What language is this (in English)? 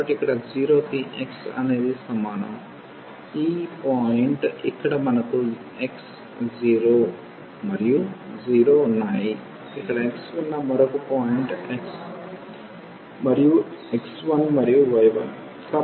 Telugu